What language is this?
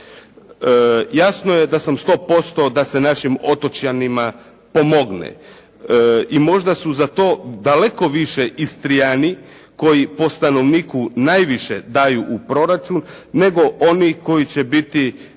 Croatian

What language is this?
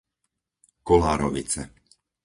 Slovak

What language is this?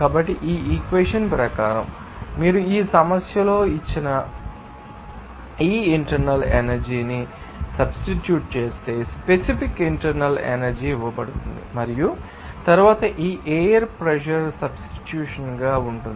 Telugu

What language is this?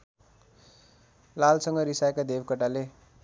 Nepali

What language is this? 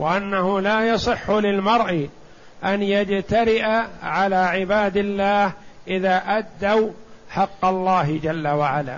Arabic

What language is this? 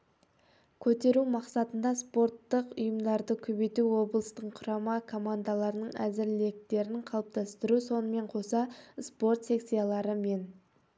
Kazakh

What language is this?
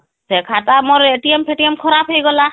Odia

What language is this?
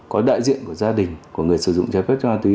Vietnamese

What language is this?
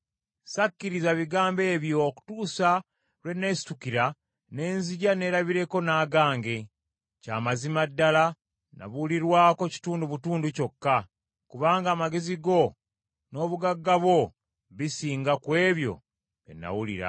Ganda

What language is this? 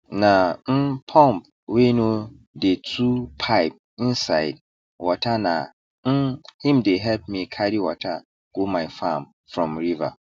Nigerian Pidgin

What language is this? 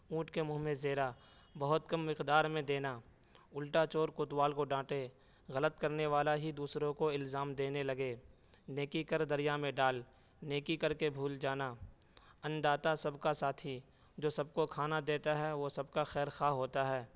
Urdu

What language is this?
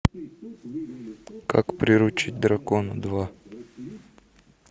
Russian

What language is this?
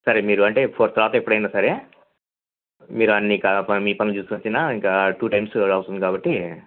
Telugu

